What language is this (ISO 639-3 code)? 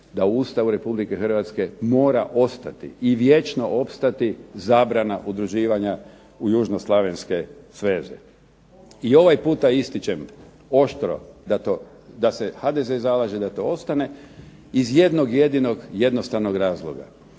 hrv